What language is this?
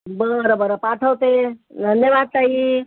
Marathi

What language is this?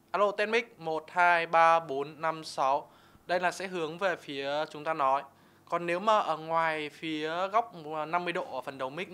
Vietnamese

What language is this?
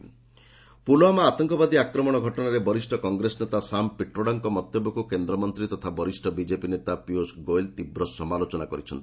Odia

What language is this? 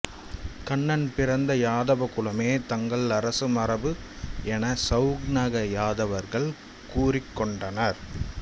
Tamil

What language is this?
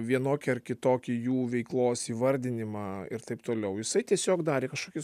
Lithuanian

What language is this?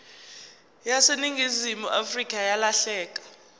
Zulu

